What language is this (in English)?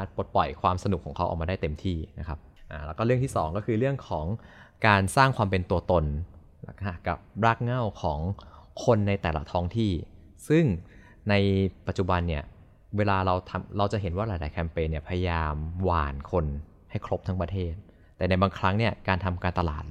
Thai